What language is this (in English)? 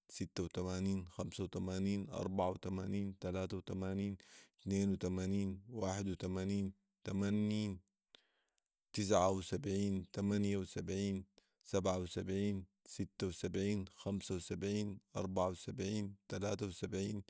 Sudanese Arabic